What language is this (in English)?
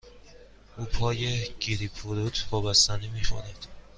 Persian